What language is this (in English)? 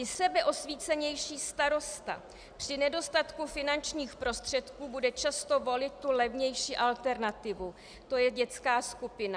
Czech